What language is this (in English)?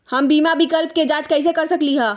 Magahi